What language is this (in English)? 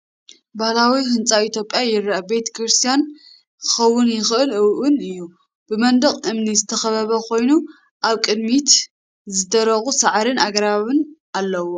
Tigrinya